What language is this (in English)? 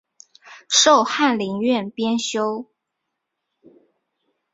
Chinese